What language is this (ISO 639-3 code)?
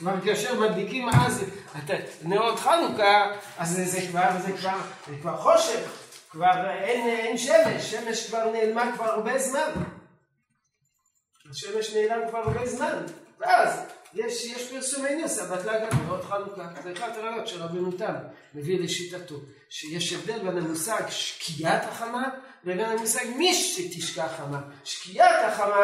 heb